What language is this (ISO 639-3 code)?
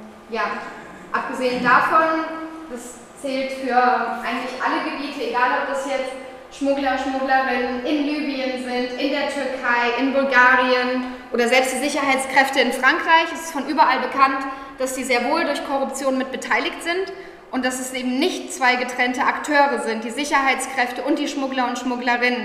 deu